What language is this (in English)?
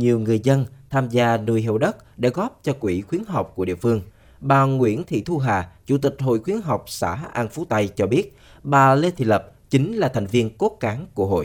Vietnamese